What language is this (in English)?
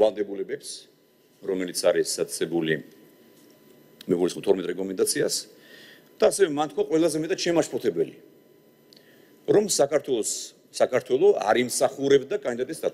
Romanian